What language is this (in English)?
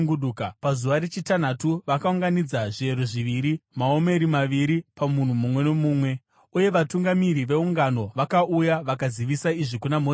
Shona